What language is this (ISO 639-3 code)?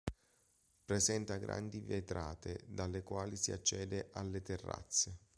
ita